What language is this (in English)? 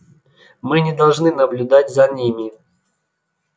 Russian